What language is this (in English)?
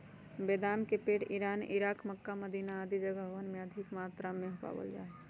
Magahi